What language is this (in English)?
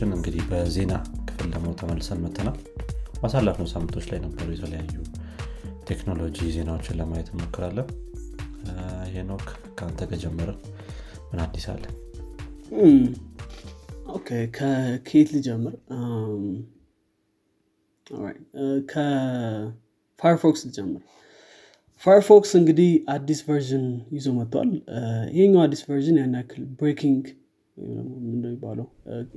Amharic